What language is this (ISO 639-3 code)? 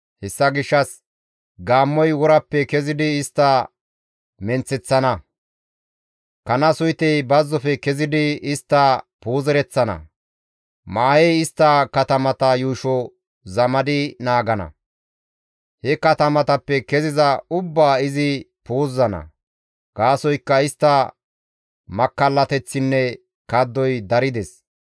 gmv